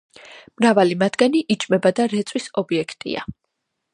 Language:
Georgian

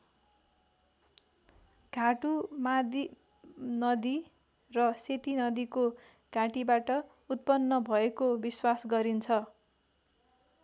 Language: Nepali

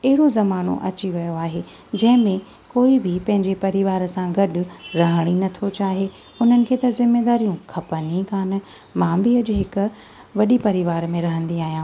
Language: Sindhi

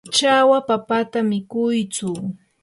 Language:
Yanahuanca Pasco Quechua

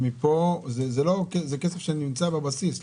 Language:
Hebrew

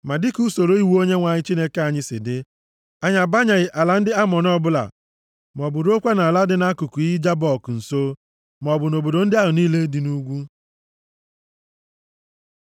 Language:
Igbo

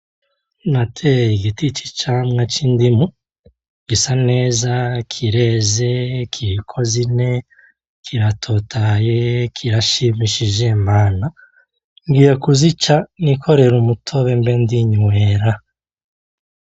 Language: Rundi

